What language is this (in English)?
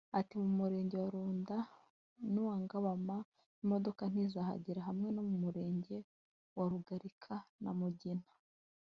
Kinyarwanda